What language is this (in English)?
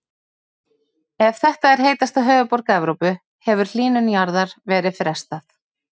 Icelandic